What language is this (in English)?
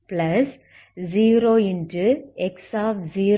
Tamil